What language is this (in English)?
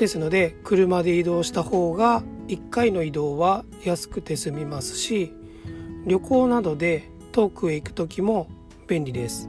Japanese